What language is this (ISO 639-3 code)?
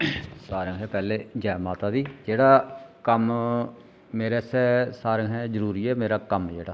doi